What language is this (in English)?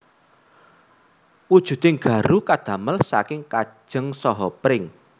Javanese